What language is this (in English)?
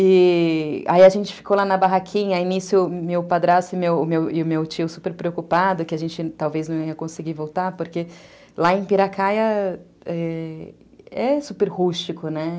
Portuguese